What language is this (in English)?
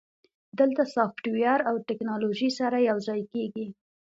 Pashto